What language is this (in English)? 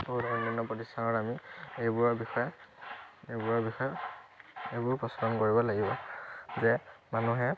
Assamese